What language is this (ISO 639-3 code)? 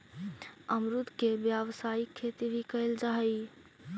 mag